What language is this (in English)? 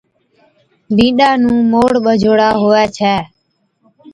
Od